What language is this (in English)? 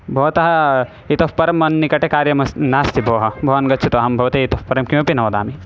Sanskrit